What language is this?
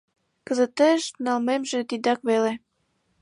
Mari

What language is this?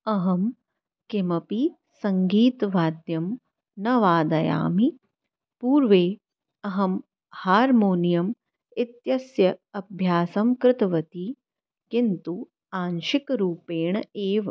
Sanskrit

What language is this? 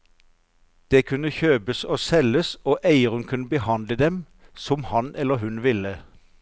Norwegian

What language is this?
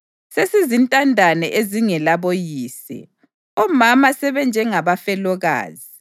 North Ndebele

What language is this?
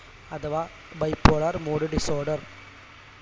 Malayalam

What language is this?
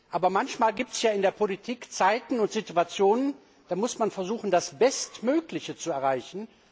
German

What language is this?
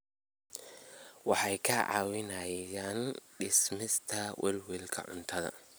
Somali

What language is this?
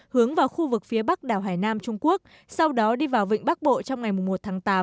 Vietnamese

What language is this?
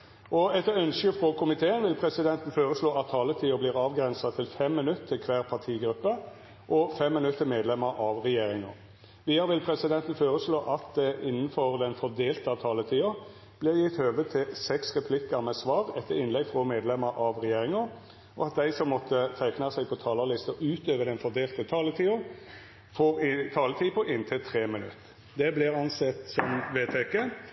Norwegian Nynorsk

